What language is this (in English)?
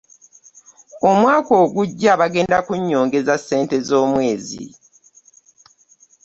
Ganda